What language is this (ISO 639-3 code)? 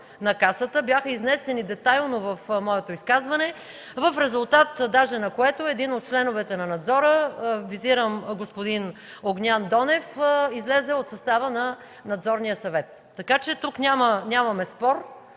bul